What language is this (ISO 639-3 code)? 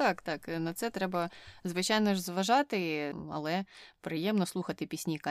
ukr